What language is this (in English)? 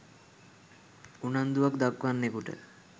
Sinhala